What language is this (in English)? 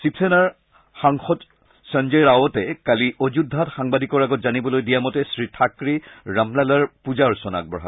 Assamese